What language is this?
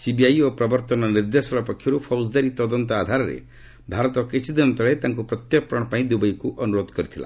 Odia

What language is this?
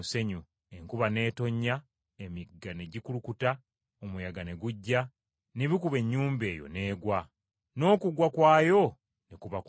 Ganda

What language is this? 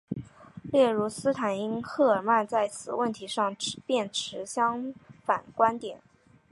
Chinese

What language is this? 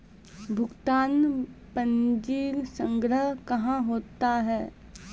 Maithili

